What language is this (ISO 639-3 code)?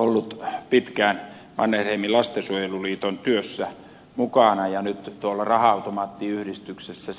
fin